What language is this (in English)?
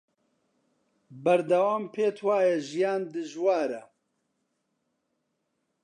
Central Kurdish